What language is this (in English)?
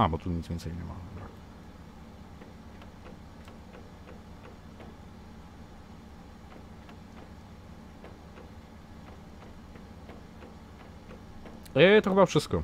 Polish